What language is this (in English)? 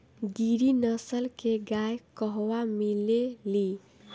Bhojpuri